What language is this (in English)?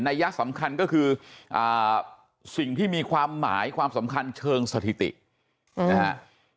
Thai